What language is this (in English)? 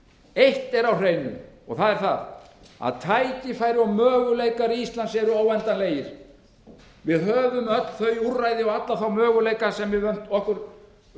Icelandic